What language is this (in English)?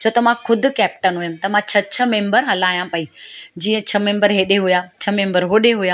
Sindhi